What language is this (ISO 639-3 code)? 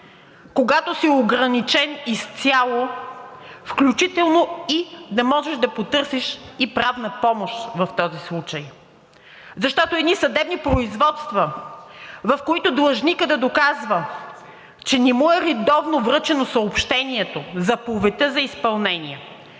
bul